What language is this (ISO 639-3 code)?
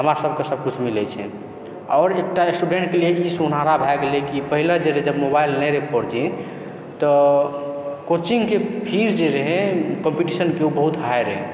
mai